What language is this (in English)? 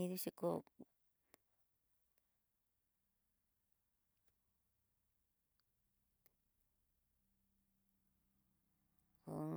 Tidaá Mixtec